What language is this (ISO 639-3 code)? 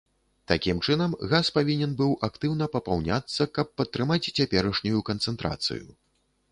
bel